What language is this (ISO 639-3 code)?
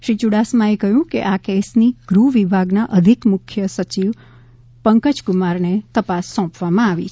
guj